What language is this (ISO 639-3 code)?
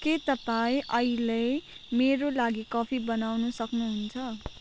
nep